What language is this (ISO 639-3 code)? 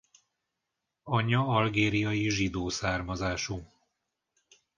hun